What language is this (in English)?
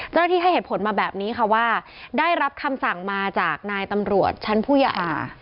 Thai